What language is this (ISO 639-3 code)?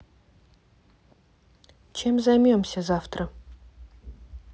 rus